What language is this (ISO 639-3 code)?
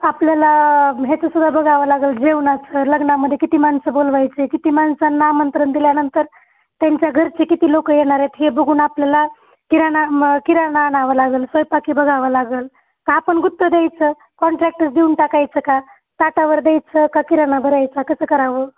mar